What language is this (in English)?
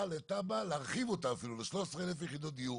Hebrew